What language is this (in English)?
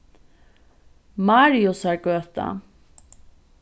Faroese